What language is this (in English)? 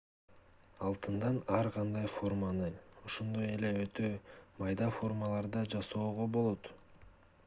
Kyrgyz